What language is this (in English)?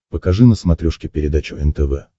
Russian